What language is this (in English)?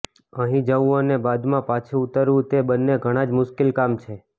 Gujarati